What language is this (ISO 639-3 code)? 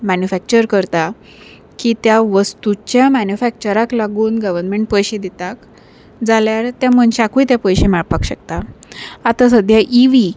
kok